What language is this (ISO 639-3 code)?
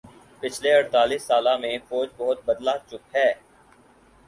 urd